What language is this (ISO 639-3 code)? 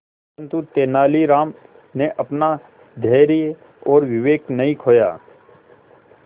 hin